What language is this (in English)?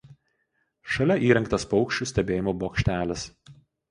Lithuanian